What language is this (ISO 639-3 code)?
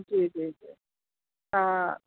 snd